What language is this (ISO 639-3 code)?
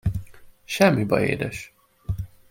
hun